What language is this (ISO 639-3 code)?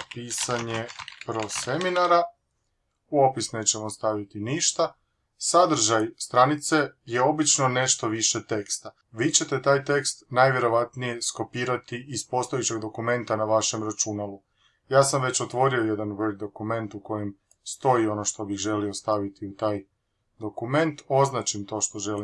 hrv